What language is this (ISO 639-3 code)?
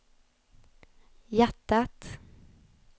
swe